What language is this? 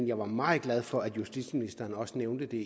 Danish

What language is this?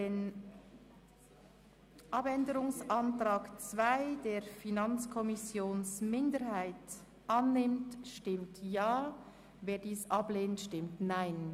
Swiss German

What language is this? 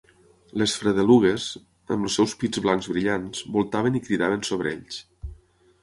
Catalan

